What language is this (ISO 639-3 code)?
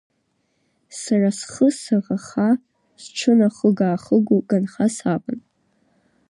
abk